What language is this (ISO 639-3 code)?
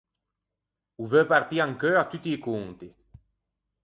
lij